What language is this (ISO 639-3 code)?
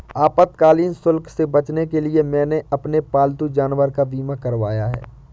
hin